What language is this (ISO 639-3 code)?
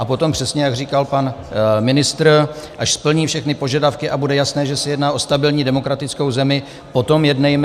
ces